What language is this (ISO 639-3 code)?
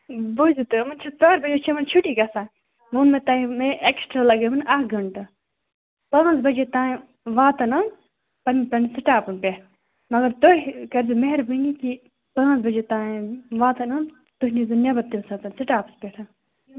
kas